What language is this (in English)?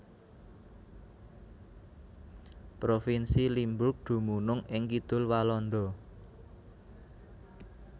Javanese